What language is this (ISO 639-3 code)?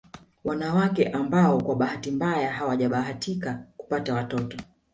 swa